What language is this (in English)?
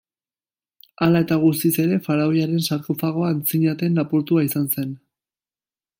Basque